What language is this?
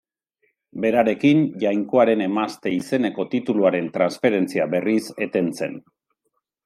Basque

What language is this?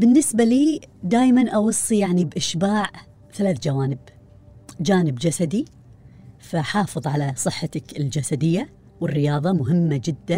Arabic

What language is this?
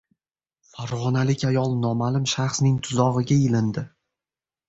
Uzbek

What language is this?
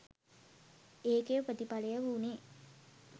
Sinhala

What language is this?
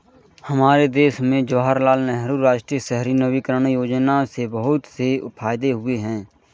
Hindi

